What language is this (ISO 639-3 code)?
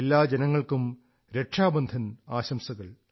mal